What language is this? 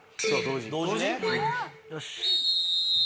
Japanese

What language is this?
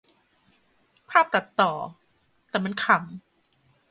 Thai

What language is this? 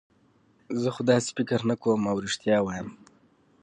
Pashto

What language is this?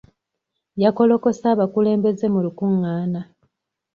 Ganda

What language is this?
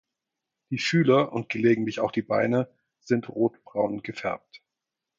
German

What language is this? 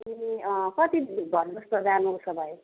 Nepali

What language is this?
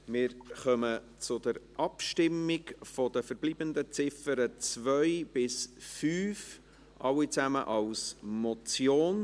Swiss German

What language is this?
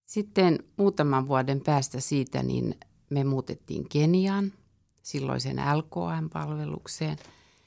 Finnish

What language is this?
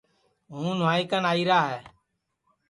Sansi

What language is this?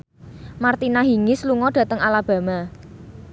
Javanese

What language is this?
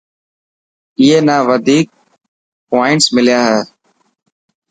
Dhatki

